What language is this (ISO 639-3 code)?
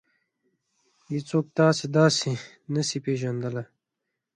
pus